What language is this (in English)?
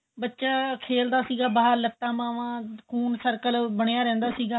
Punjabi